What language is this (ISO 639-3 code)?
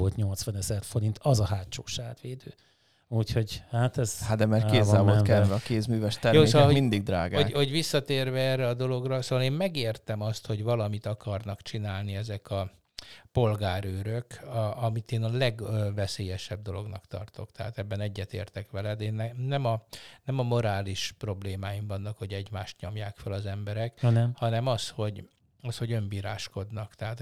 hun